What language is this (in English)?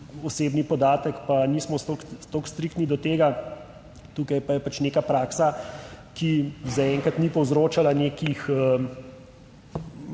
Slovenian